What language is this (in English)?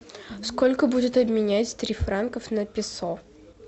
Russian